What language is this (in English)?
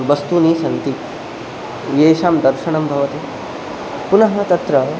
Sanskrit